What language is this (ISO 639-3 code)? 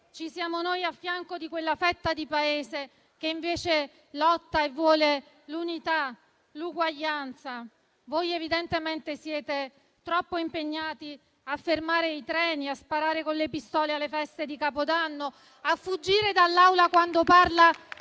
ita